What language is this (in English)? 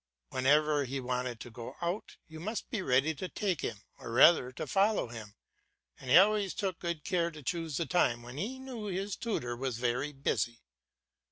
English